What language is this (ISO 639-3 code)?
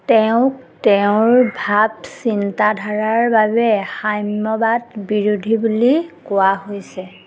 asm